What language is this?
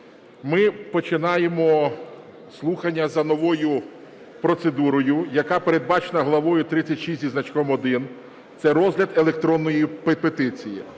Ukrainian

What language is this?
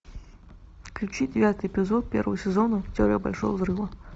Russian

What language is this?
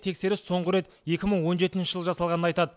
Kazakh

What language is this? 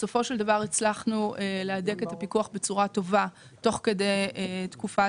Hebrew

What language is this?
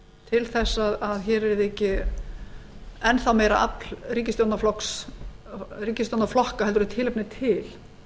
Icelandic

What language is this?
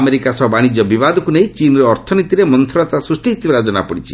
Odia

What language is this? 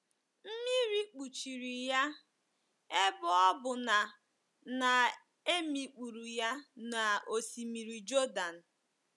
Igbo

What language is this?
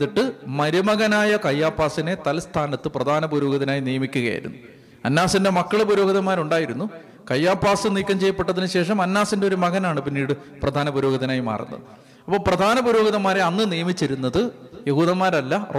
Malayalam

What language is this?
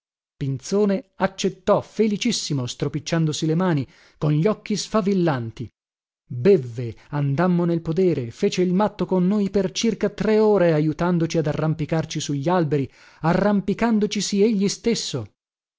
Italian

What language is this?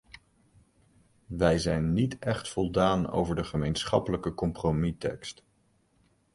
Dutch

